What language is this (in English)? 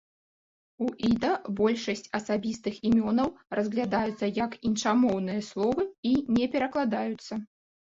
Belarusian